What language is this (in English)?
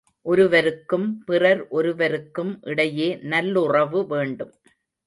Tamil